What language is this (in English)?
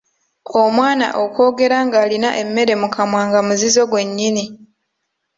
Ganda